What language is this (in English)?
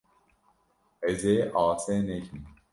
Kurdish